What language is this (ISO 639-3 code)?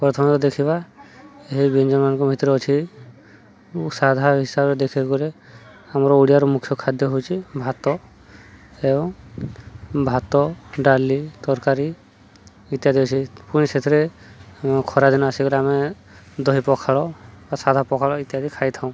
ori